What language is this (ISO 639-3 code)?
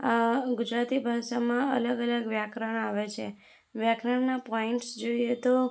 guj